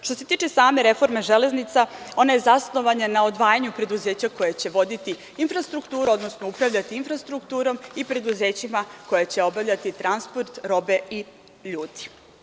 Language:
Serbian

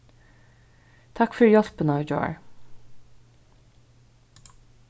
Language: Faroese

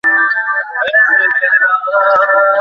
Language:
Bangla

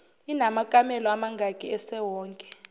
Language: Zulu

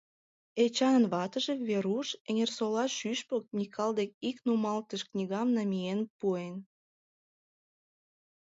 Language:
Mari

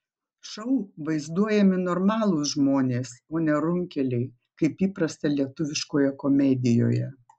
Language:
Lithuanian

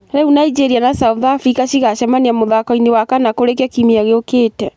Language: Kikuyu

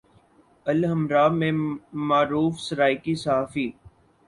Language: Urdu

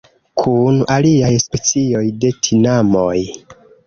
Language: Esperanto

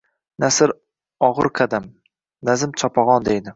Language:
Uzbek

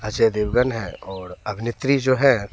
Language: Hindi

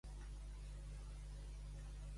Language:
Catalan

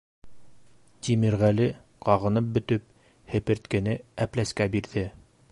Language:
Bashkir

